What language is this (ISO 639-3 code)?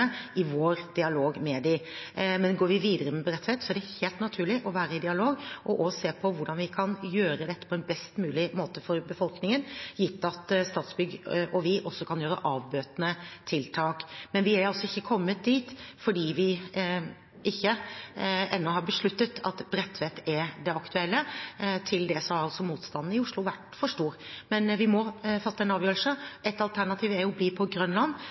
nob